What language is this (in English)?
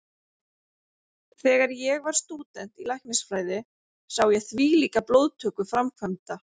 Icelandic